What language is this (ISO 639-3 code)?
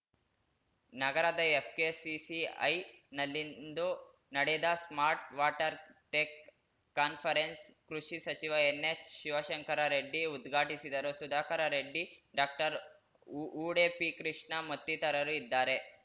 kan